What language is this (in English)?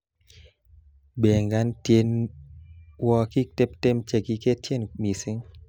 Kalenjin